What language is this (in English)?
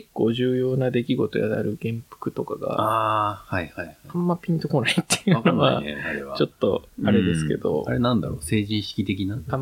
Japanese